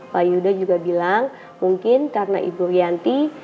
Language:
Indonesian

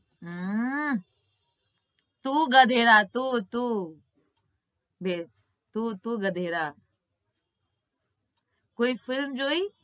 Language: Gujarati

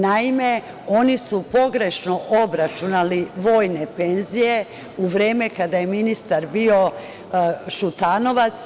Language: Serbian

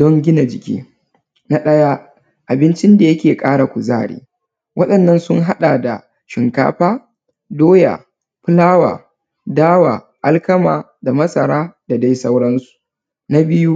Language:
Hausa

